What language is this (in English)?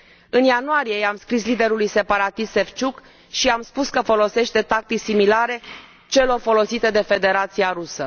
Romanian